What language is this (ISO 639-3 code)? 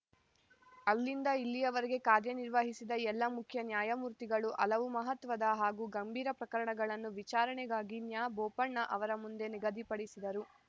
kan